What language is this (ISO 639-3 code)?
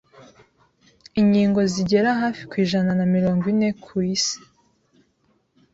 kin